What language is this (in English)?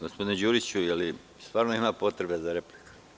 Serbian